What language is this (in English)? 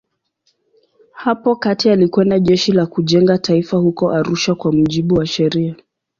Swahili